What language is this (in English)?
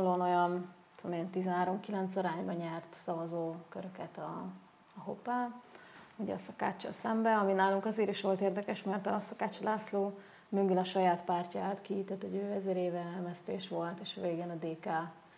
Hungarian